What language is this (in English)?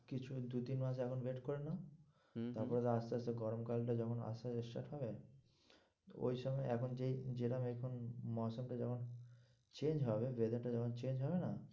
Bangla